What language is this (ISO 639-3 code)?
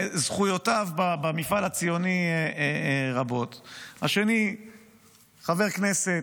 heb